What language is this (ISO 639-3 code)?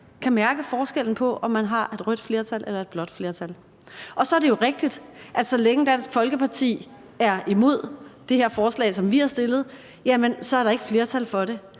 dan